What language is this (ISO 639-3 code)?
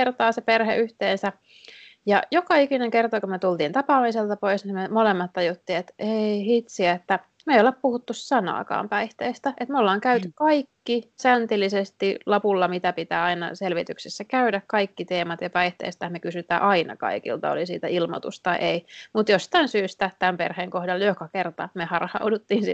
fin